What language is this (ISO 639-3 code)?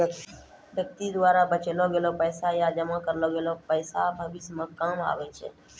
mai